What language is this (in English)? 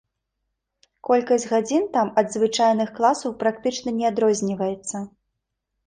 Belarusian